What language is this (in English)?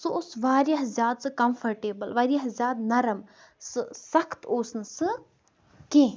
Kashmiri